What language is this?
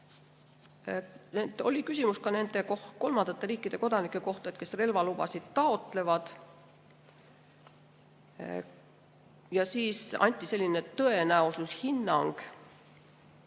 Estonian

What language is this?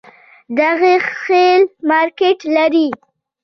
Pashto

